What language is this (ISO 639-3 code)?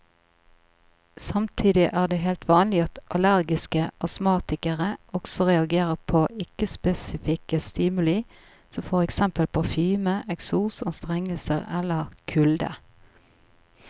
nor